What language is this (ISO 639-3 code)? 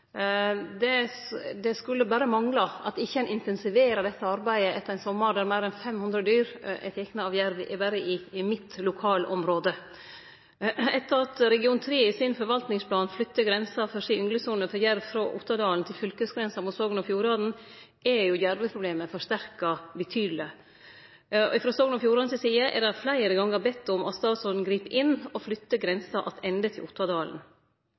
nno